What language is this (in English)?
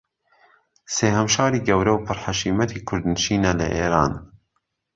Central Kurdish